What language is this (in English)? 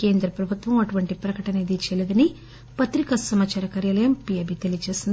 Telugu